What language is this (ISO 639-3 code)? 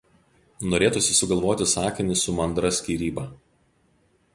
lit